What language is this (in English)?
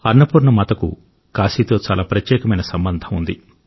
Telugu